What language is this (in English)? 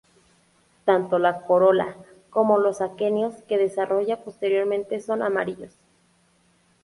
Spanish